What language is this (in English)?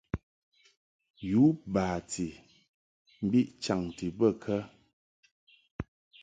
Mungaka